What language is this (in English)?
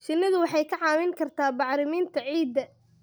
Somali